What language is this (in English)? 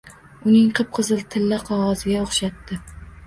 Uzbek